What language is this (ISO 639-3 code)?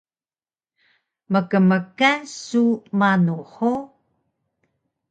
trv